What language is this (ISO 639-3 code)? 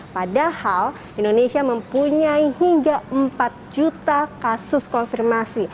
ind